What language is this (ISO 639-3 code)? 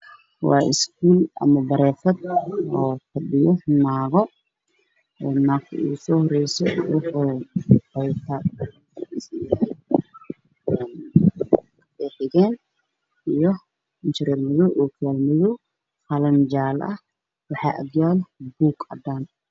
som